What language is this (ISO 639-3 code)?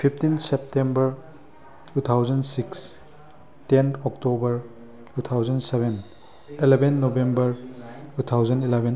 mni